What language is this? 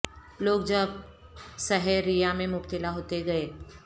Urdu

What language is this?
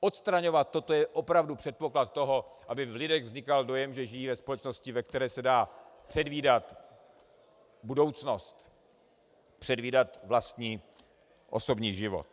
Czech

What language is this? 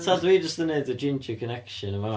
Welsh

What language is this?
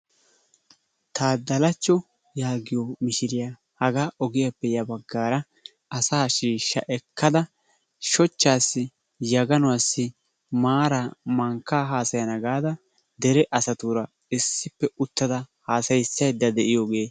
Wolaytta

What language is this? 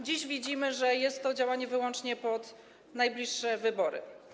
Polish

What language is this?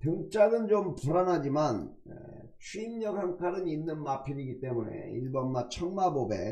Korean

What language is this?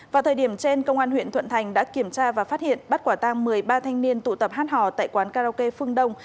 Vietnamese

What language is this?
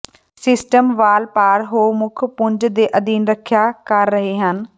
Punjabi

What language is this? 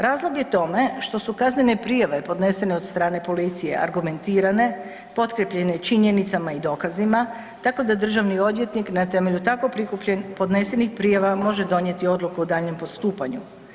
Croatian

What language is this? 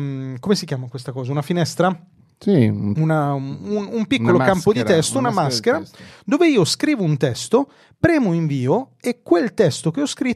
Italian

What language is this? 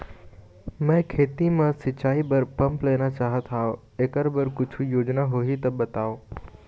Chhattisgarhi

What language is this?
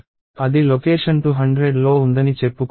Telugu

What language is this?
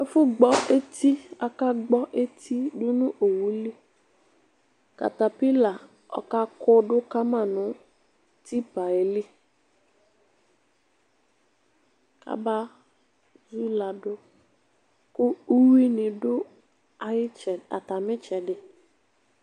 Ikposo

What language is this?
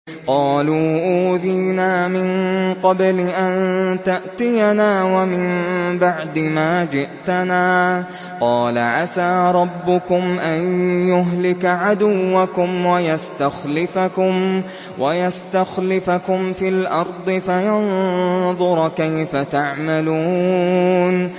Arabic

